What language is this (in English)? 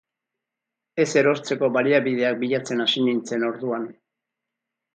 Basque